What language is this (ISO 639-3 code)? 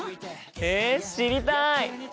jpn